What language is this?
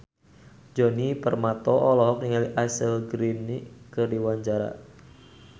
Sundanese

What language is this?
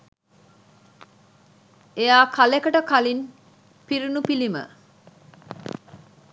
Sinhala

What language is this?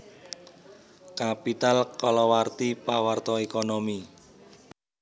Javanese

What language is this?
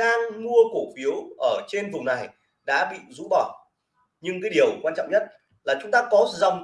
Vietnamese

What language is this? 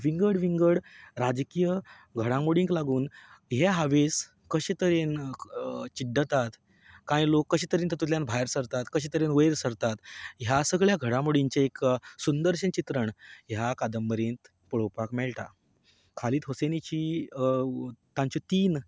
Konkani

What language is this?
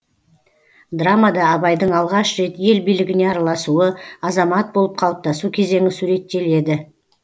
Kazakh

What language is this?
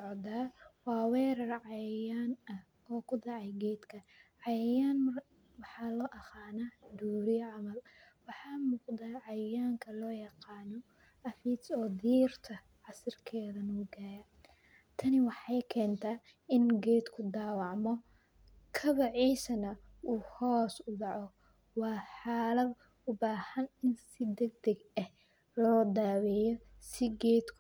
Somali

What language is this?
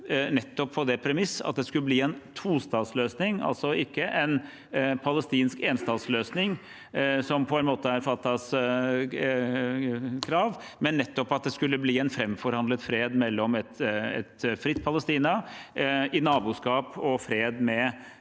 Norwegian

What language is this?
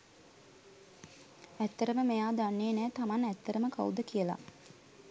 Sinhala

